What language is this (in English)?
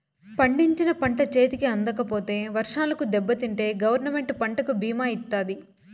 Telugu